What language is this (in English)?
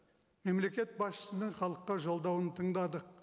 Kazakh